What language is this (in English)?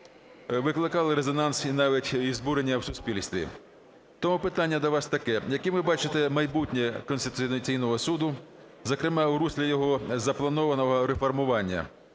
Ukrainian